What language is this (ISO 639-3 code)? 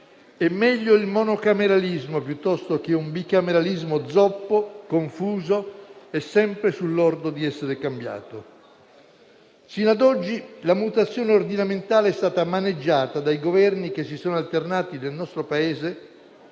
ita